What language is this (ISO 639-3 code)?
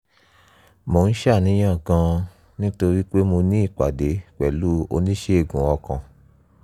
yor